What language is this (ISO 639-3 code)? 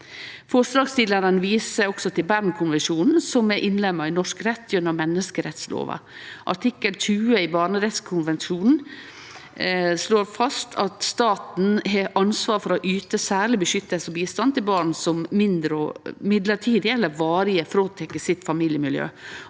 nor